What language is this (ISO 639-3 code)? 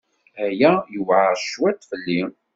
kab